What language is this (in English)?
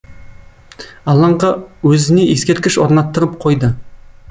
Kazakh